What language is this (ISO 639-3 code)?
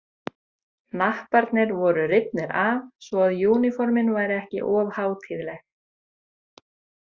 isl